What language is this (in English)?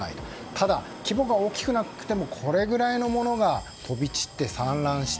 Japanese